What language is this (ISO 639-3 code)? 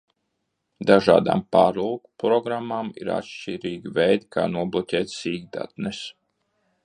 lav